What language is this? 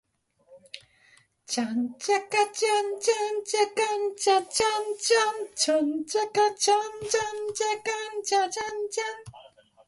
Japanese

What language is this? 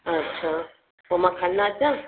Sindhi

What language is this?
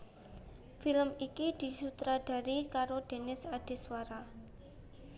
Javanese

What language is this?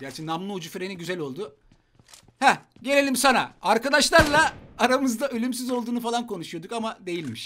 Turkish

